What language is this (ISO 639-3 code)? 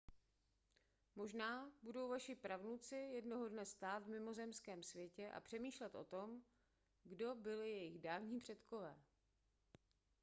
ces